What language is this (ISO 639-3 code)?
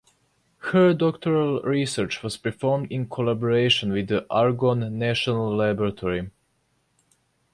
eng